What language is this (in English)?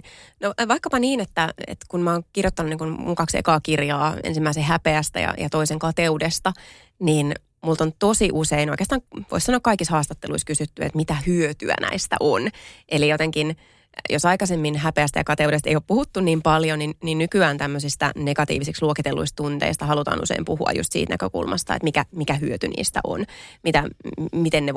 Finnish